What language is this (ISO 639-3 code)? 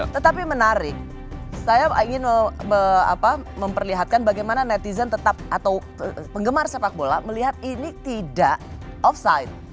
ind